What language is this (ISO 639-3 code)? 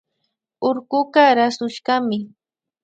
qvi